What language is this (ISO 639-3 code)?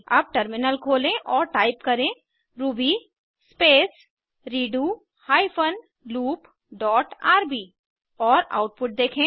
hin